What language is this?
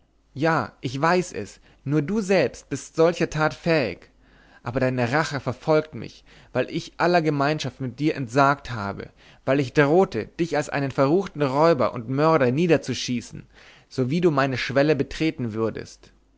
German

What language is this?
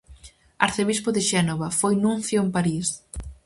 Galician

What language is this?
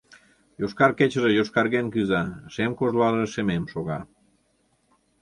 Mari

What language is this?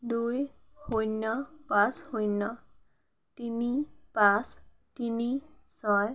Assamese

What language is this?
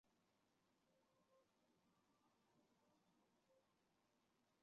Chinese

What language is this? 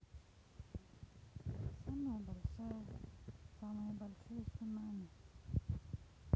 Russian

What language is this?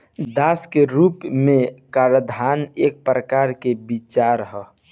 Bhojpuri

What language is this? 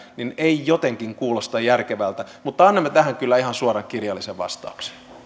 Finnish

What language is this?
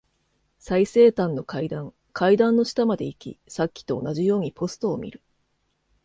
Japanese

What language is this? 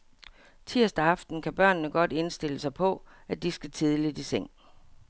Danish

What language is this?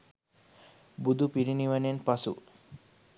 Sinhala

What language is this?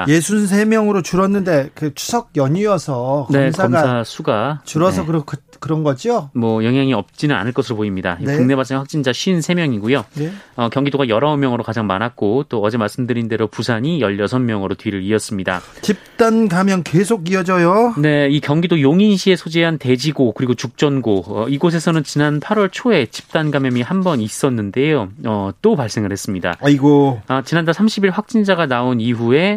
Korean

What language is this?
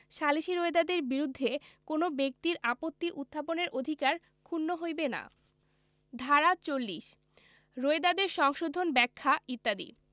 Bangla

